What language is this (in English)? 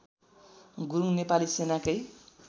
Nepali